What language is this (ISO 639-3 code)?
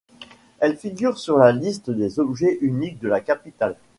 fra